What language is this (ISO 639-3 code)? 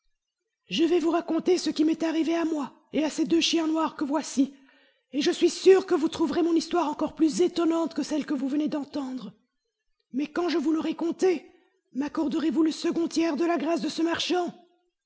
fra